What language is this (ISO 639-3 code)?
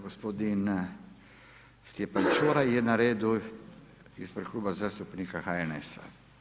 hrv